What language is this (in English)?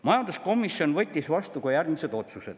Estonian